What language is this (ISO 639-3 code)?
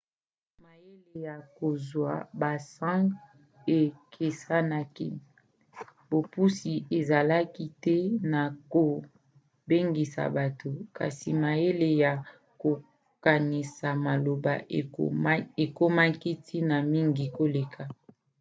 lin